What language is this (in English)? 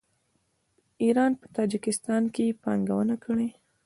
Pashto